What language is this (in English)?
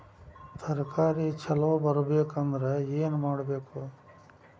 Kannada